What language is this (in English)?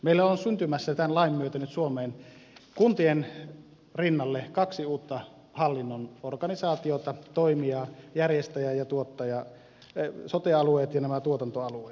Finnish